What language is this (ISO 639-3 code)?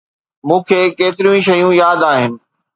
snd